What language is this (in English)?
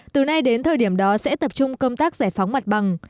Vietnamese